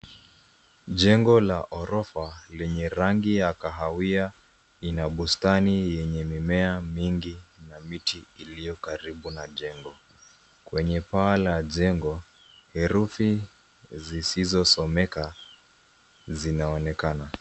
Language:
Swahili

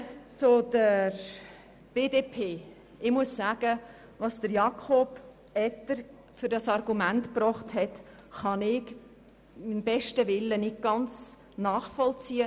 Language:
Swiss German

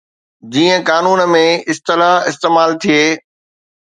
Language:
Sindhi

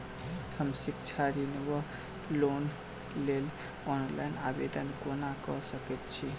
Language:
Maithili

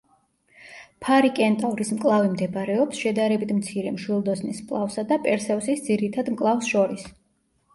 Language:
Georgian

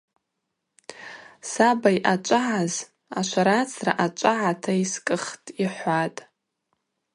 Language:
Abaza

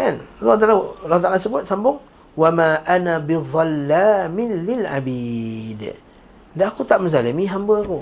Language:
Malay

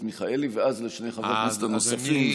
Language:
Hebrew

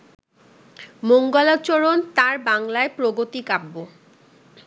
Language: Bangla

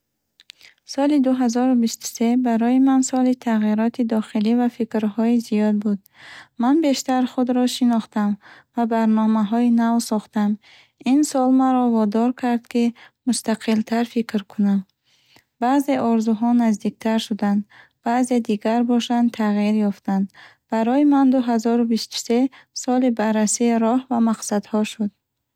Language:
Bukharic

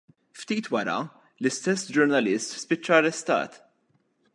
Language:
Maltese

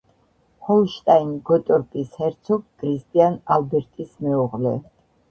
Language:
Georgian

